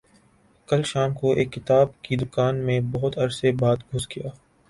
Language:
Urdu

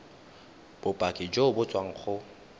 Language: Tswana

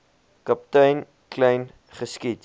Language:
Afrikaans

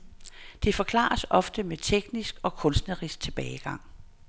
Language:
Danish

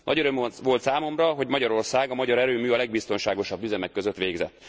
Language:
Hungarian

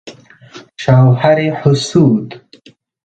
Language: Persian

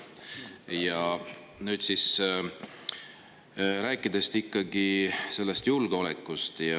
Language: Estonian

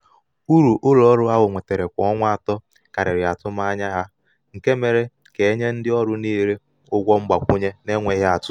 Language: Igbo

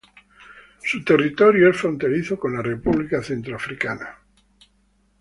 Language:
Spanish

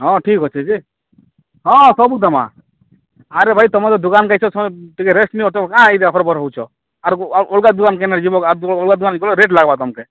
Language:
Odia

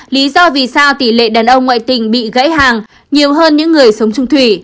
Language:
Vietnamese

